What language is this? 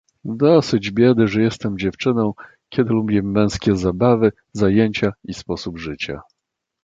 Polish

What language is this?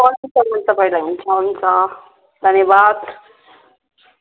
Nepali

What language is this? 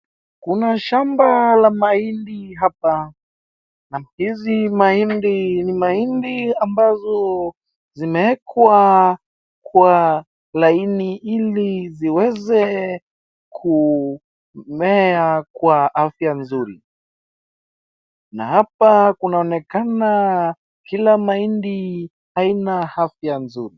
Swahili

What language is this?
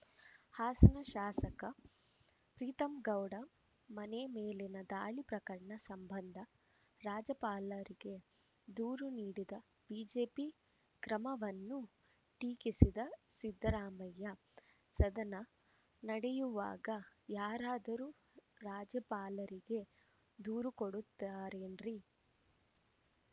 Kannada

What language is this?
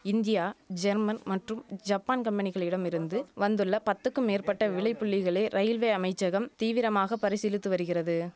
Tamil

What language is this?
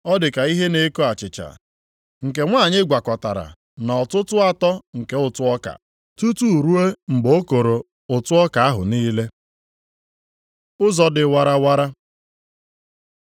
Igbo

